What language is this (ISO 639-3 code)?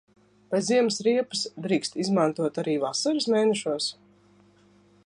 lav